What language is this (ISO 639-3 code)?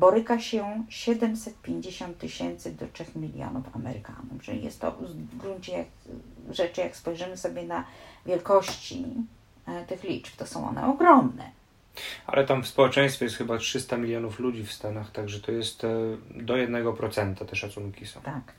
pol